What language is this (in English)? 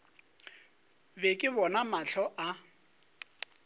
Northern Sotho